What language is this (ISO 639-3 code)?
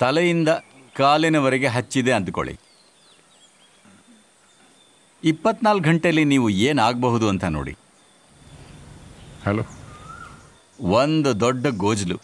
hin